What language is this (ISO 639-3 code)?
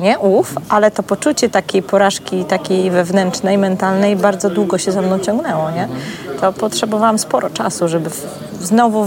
pol